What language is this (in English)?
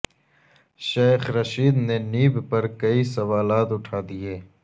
Urdu